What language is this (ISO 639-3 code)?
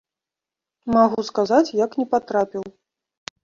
bel